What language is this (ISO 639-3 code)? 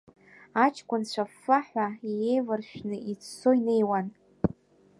abk